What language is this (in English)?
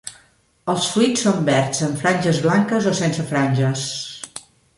Catalan